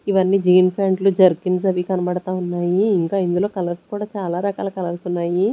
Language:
Telugu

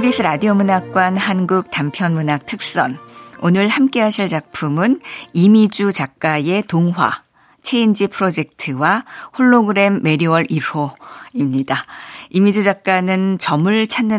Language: Korean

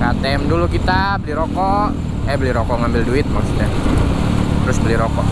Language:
Indonesian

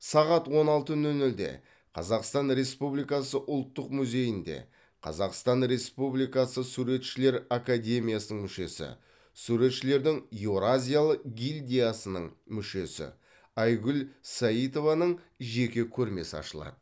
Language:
Kazakh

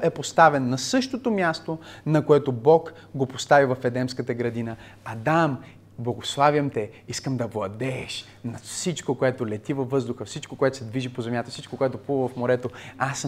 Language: Bulgarian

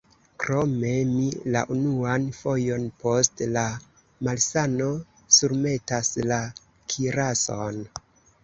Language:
Esperanto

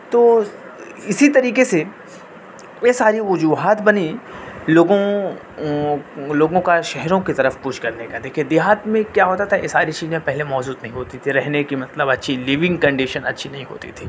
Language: Urdu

